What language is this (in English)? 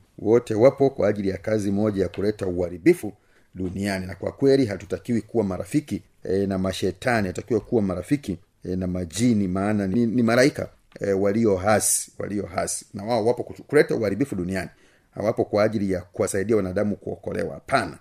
Swahili